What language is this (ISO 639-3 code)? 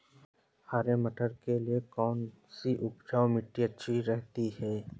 hin